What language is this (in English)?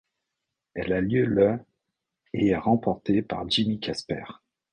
French